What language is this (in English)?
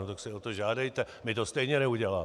Czech